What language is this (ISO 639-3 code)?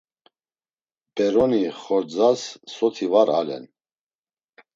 lzz